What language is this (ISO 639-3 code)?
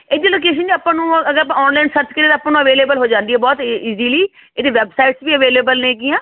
pan